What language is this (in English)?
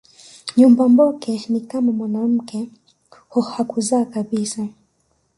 Swahili